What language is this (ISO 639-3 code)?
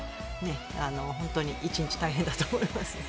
jpn